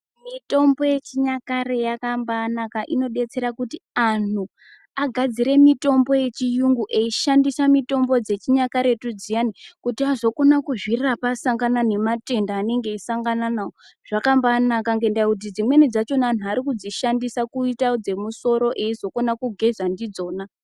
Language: Ndau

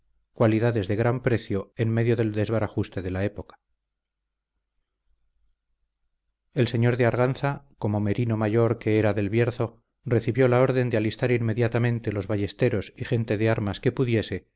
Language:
Spanish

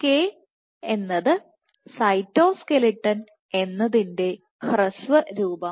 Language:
Malayalam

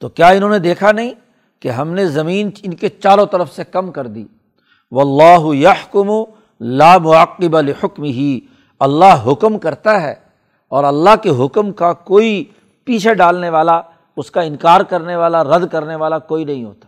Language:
Urdu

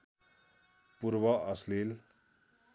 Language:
Nepali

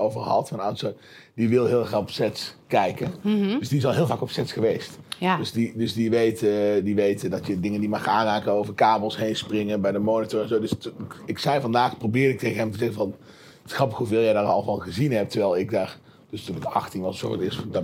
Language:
Dutch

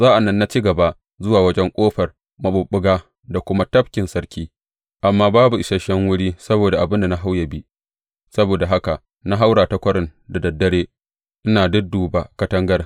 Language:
Hausa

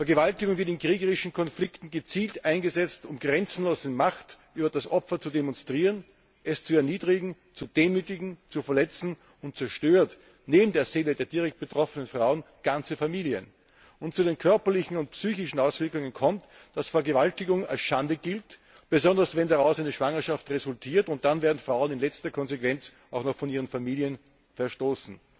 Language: German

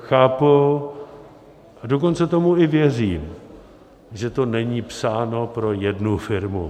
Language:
Czech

